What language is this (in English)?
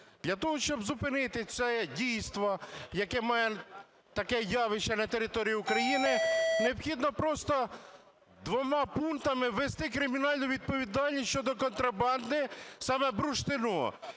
Ukrainian